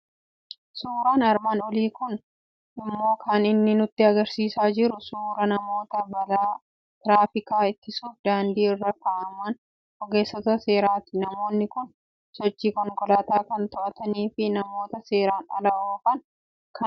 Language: Oromo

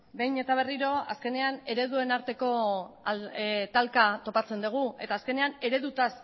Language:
Basque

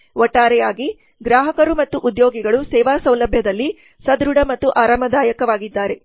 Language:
Kannada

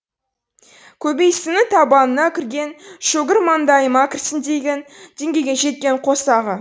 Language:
Kazakh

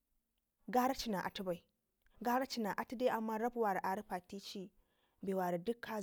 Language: Ngizim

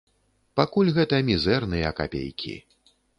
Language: Belarusian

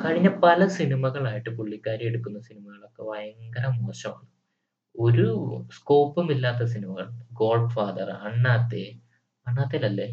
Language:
Malayalam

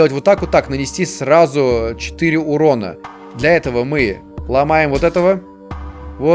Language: Russian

